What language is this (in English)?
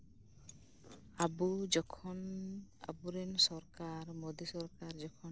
Santali